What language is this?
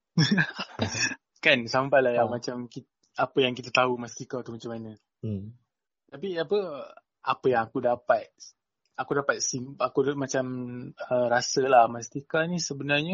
Malay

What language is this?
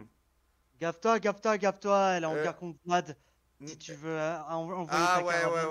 French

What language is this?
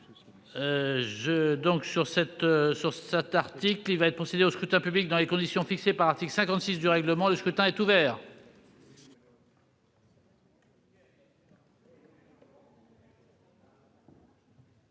French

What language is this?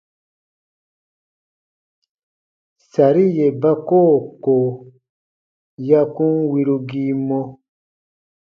Baatonum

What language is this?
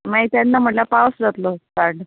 Konkani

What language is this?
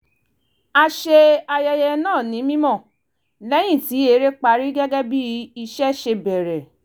Yoruba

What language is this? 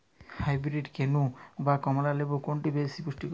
Bangla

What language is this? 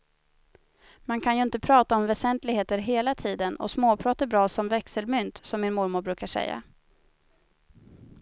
Swedish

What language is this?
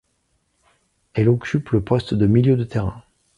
French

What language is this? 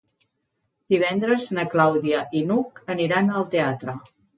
Catalan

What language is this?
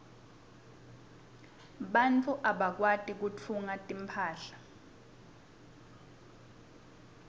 Swati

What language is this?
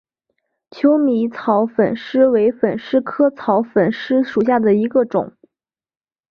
Chinese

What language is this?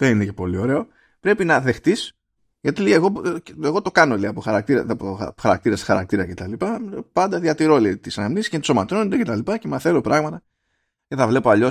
Greek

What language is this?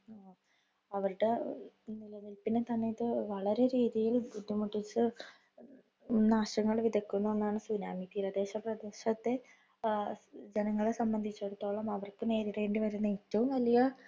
Malayalam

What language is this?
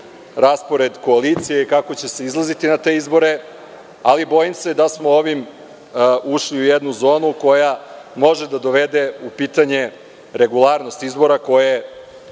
Serbian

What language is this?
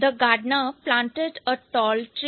Hindi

